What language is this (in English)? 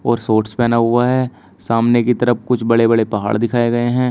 Hindi